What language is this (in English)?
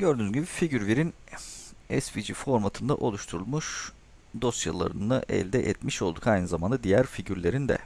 Turkish